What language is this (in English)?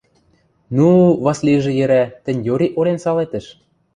Western Mari